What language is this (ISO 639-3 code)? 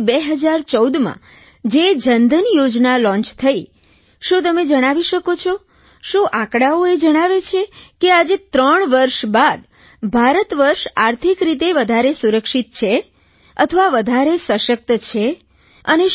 guj